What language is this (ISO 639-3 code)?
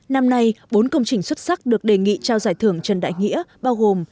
vie